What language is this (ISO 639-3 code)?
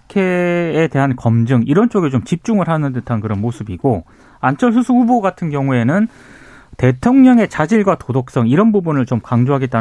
kor